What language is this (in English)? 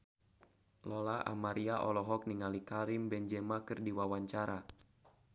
Sundanese